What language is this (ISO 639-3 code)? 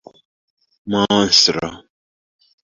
epo